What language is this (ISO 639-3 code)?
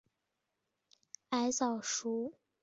zho